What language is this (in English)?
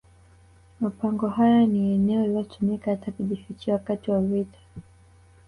Swahili